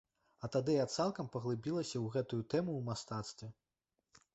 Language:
Belarusian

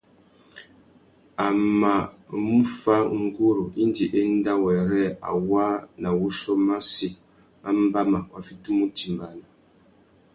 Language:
Tuki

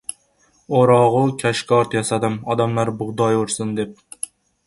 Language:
Uzbek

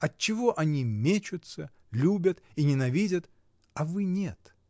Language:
Russian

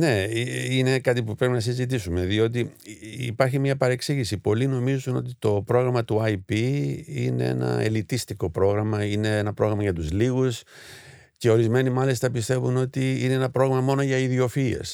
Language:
Greek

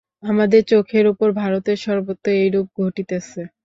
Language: Bangla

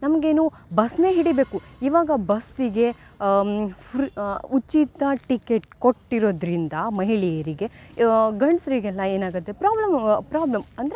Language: Kannada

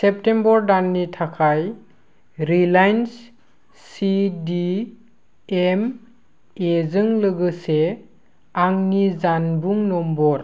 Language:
Bodo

